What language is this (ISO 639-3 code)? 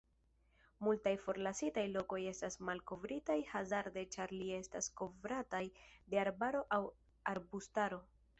epo